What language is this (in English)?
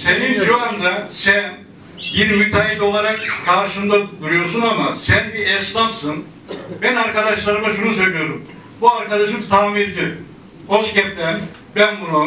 Turkish